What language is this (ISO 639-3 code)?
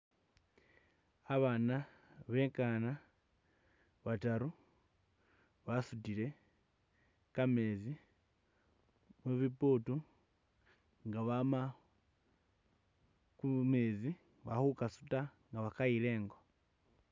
myx